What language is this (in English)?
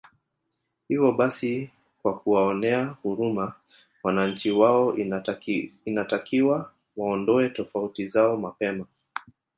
Swahili